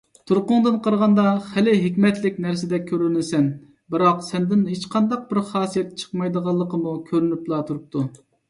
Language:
Uyghur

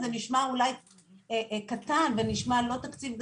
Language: Hebrew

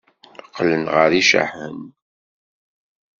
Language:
Kabyle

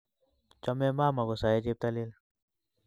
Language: Kalenjin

